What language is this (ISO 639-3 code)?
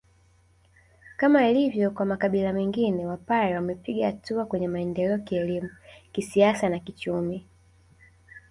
swa